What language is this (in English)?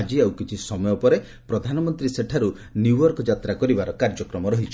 Odia